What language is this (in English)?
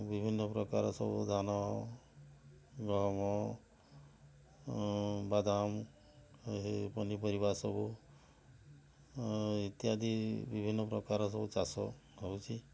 Odia